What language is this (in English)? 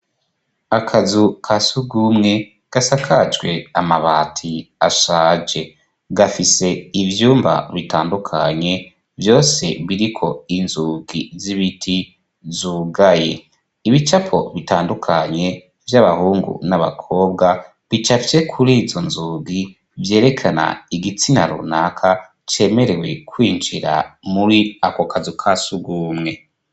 Rundi